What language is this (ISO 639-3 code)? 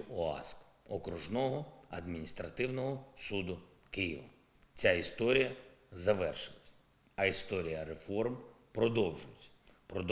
ukr